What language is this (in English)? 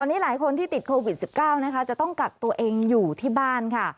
Thai